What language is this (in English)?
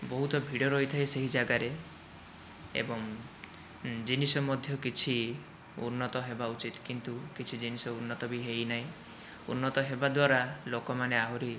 Odia